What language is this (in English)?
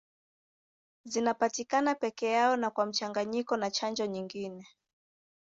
Swahili